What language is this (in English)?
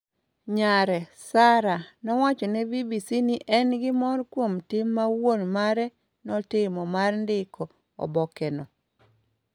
Luo (Kenya and Tanzania)